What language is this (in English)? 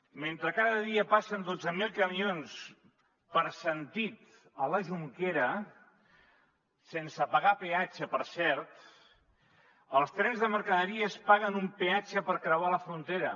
Catalan